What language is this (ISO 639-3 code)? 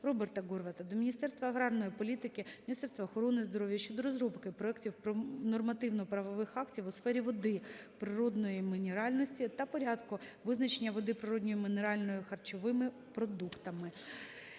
ukr